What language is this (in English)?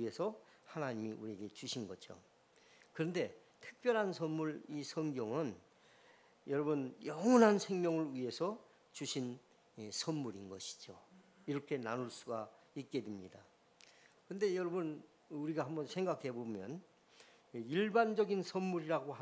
Korean